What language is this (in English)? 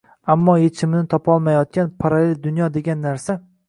Uzbek